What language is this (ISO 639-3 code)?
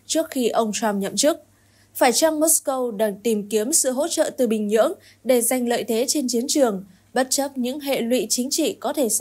vie